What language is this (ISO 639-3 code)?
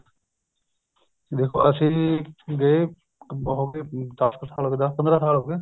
pan